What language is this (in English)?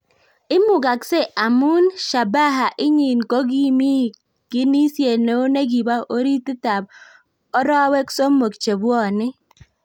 Kalenjin